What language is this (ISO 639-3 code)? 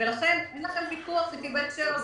heb